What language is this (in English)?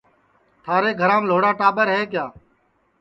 Sansi